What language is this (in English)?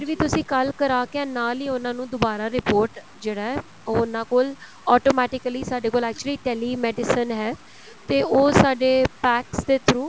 Punjabi